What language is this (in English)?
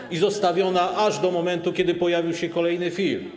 Polish